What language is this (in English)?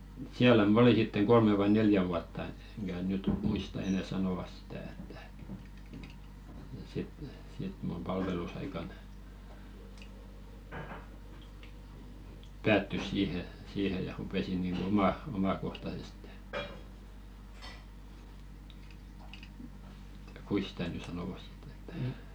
Finnish